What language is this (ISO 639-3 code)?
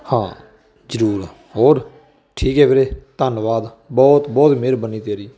pan